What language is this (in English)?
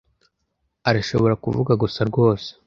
Kinyarwanda